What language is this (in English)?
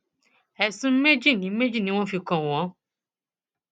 Yoruba